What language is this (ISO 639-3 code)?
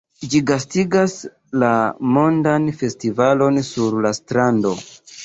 epo